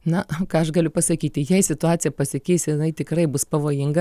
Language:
Lithuanian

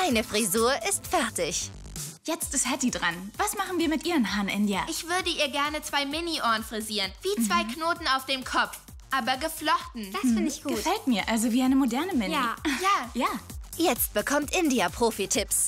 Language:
German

